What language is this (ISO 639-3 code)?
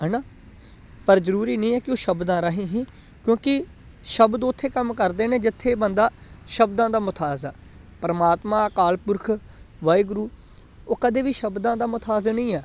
pan